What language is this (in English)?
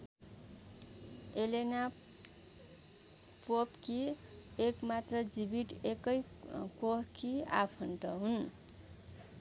Nepali